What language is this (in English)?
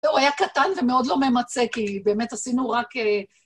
Hebrew